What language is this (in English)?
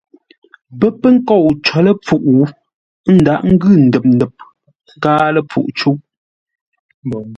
Ngombale